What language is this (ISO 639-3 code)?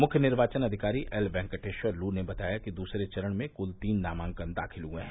hin